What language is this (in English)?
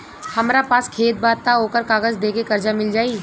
Bhojpuri